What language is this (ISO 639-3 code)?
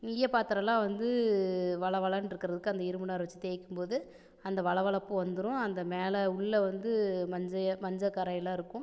tam